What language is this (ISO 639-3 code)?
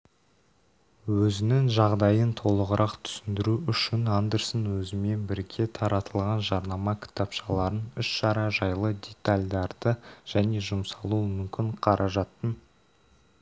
kaz